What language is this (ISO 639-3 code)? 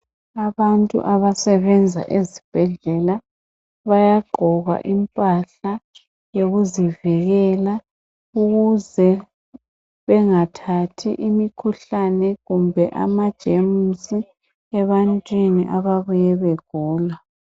nde